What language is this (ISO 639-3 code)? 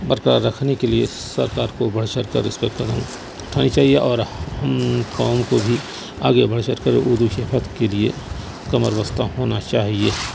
urd